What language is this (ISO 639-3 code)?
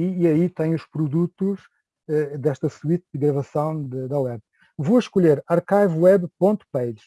por